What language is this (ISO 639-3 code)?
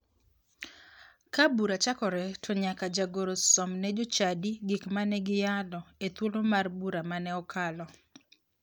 luo